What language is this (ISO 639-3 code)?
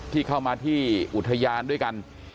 tha